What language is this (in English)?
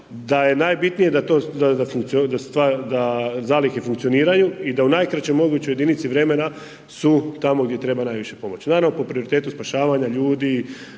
Croatian